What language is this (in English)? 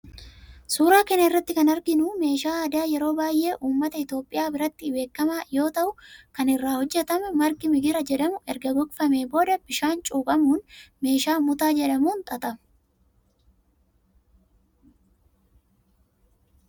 Oromo